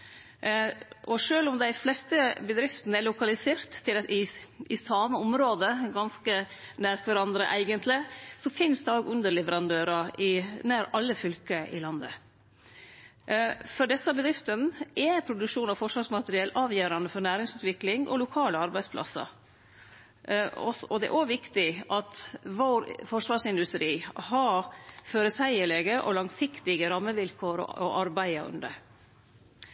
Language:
Norwegian Nynorsk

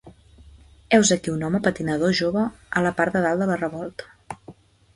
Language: Catalan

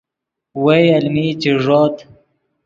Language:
Yidgha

